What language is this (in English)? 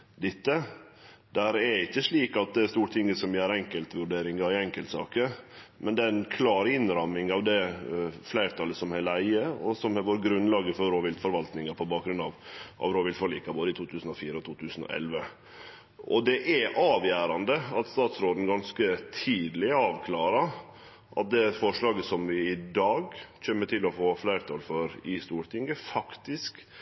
Norwegian Nynorsk